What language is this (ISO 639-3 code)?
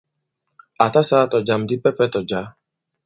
abb